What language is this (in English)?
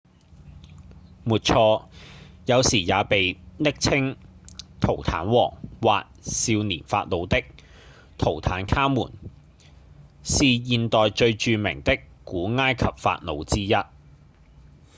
Cantonese